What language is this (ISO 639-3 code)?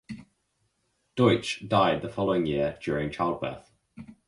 eng